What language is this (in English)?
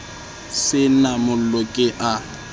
Southern Sotho